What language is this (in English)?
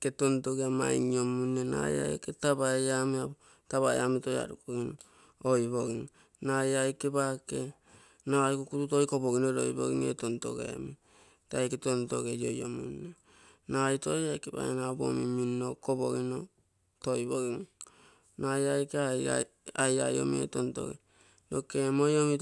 Terei